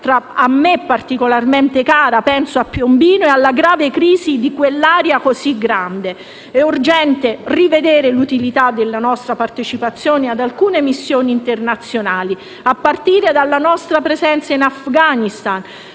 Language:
Italian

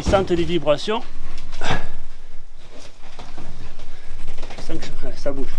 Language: French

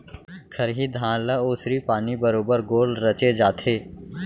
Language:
Chhattisgarhi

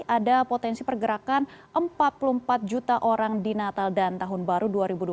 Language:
Indonesian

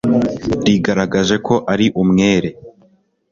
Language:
Kinyarwanda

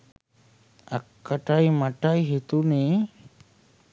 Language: Sinhala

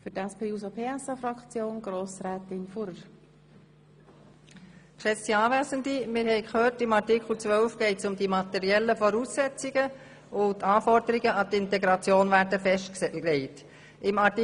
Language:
Swiss German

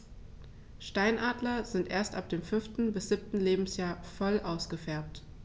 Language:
German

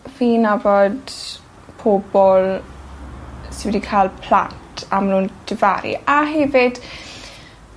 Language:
Welsh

